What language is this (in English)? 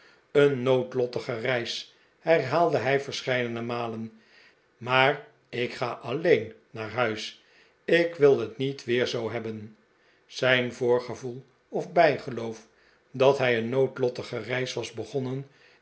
Dutch